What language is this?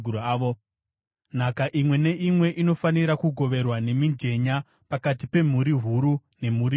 Shona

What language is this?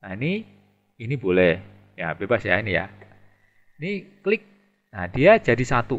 Indonesian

